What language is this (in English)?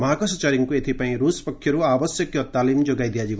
Odia